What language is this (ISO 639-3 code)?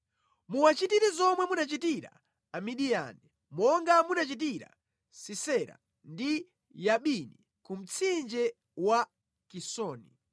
nya